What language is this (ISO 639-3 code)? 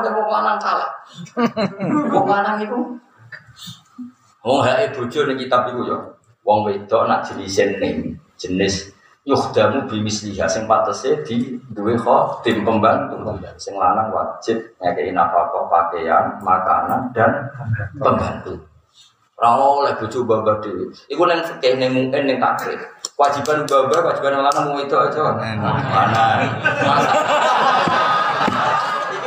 ind